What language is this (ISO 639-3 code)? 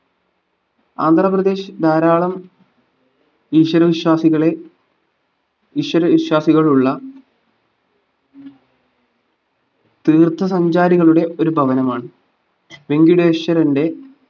mal